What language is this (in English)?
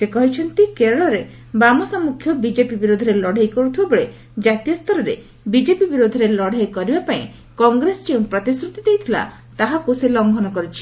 Odia